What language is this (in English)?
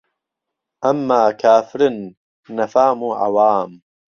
Central Kurdish